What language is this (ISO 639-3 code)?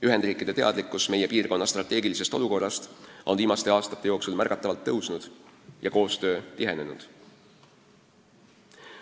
est